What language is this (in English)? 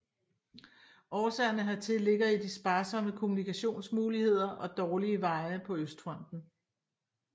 Danish